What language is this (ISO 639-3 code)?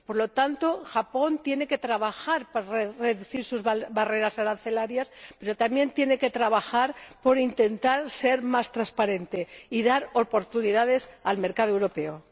spa